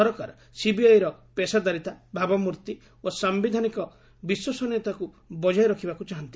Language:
Odia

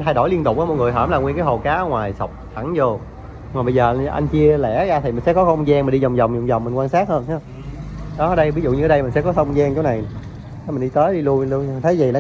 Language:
Vietnamese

